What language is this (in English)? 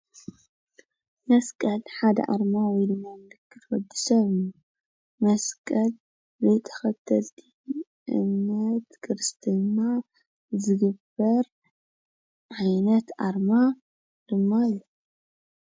Tigrinya